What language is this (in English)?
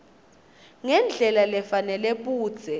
Swati